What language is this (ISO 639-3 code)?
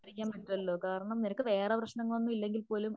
mal